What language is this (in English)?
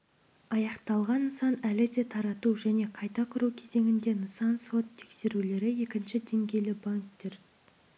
Kazakh